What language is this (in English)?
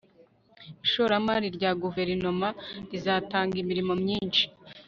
Kinyarwanda